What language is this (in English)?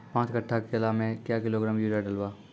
Maithili